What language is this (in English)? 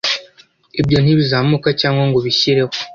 Kinyarwanda